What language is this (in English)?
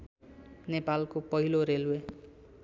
Nepali